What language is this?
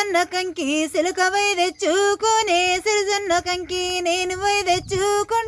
Telugu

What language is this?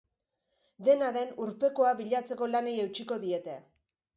Basque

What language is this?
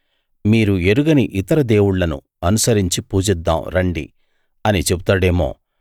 Telugu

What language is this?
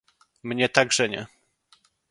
Polish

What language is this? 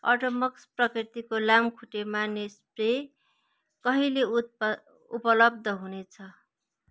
Nepali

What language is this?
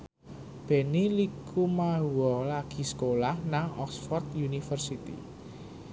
Javanese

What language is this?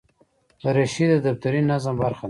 Pashto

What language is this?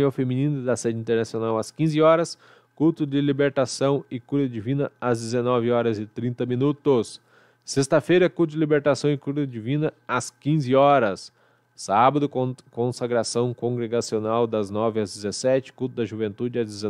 Portuguese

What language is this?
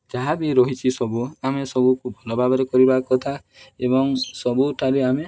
Odia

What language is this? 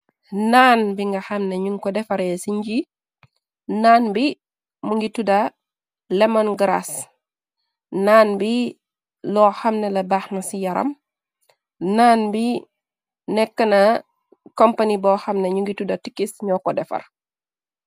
Wolof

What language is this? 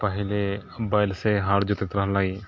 Maithili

